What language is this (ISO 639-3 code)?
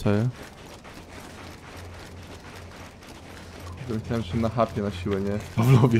pol